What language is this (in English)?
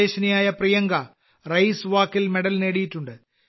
Malayalam